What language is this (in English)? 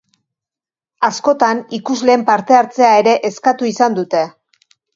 Basque